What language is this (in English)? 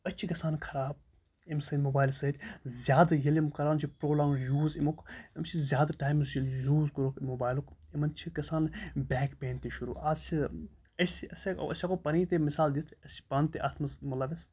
Kashmiri